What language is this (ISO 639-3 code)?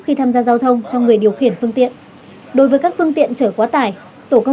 vie